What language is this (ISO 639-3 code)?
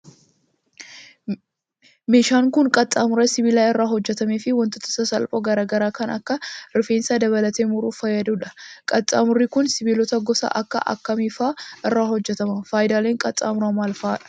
orm